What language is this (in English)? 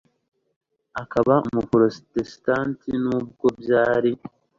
Kinyarwanda